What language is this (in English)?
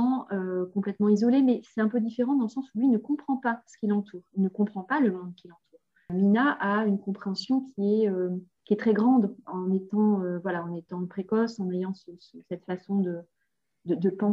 French